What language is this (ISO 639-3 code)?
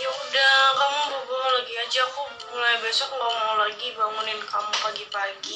ind